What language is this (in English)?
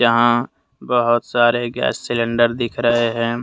Hindi